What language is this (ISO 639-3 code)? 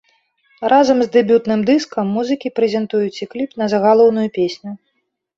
bel